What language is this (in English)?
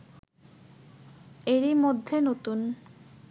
Bangla